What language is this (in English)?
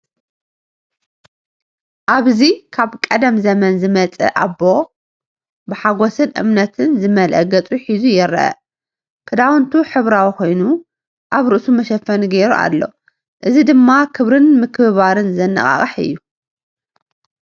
Tigrinya